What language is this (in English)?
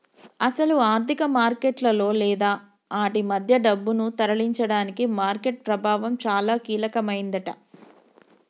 Telugu